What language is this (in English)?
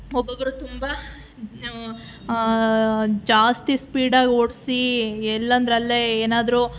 Kannada